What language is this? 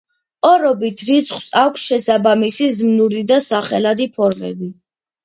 Georgian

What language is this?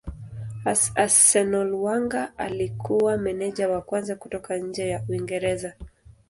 Swahili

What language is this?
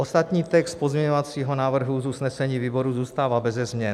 Czech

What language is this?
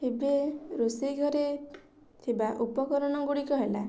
Odia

